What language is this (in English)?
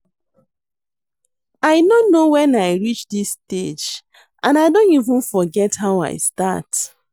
Nigerian Pidgin